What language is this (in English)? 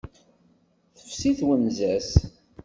Kabyle